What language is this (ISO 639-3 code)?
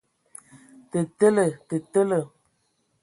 ewo